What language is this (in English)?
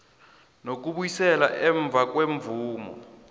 South Ndebele